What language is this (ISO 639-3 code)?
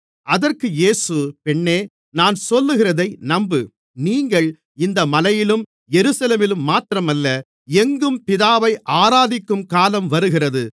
tam